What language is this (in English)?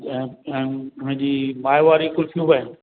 Sindhi